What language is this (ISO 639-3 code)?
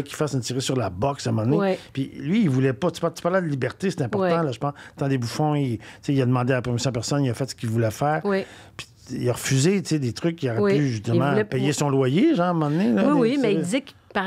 fra